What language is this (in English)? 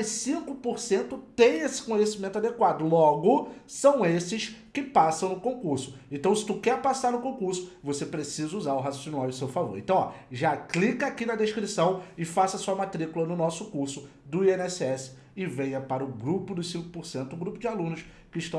Portuguese